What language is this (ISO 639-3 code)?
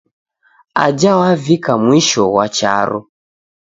dav